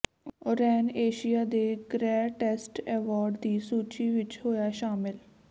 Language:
Punjabi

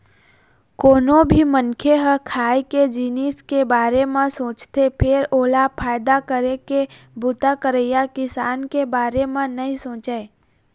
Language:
Chhattisgarhi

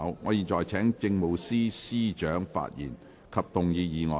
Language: Cantonese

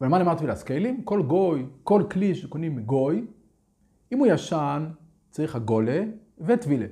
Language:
Hebrew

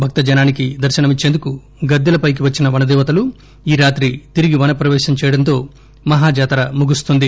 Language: Telugu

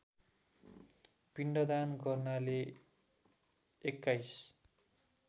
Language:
Nepali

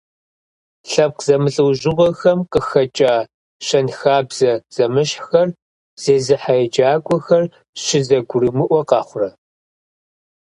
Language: Kabardian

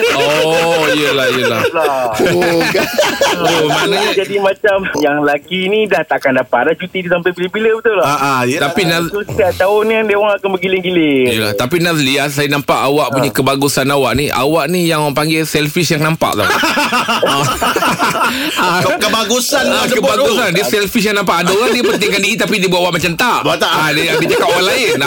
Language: Malay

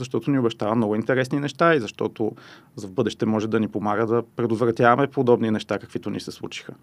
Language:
Bulgarian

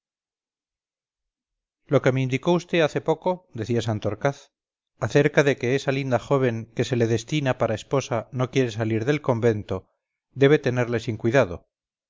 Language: Spanish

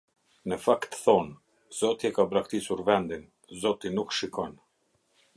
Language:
Albanian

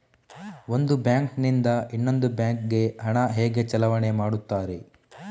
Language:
Kannada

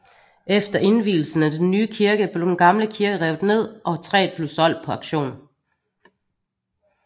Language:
Danish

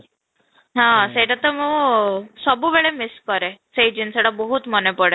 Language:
Odia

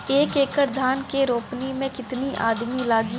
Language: Bhojpuri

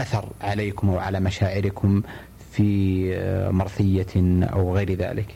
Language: Arabic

